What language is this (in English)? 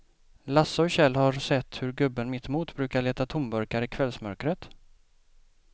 Swedish